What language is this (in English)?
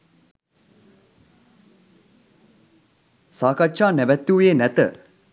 Sinhala